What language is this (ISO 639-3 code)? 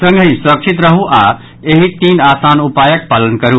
mai